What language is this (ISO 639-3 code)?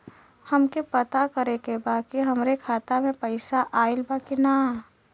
bho